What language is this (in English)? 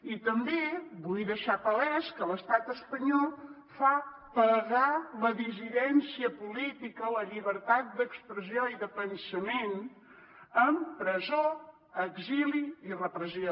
Catalan